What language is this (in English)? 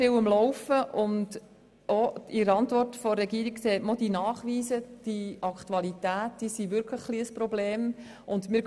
Swiss German